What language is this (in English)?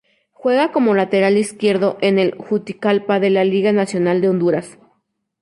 Spanish